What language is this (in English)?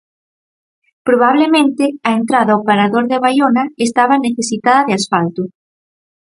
Galician